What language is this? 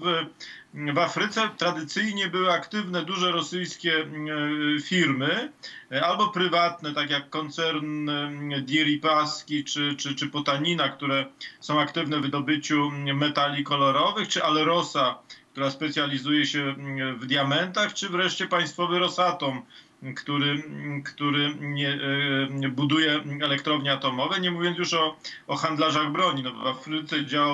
Polish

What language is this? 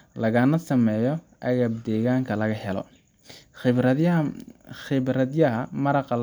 Somali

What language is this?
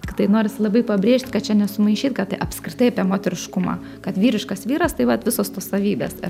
Lithuanian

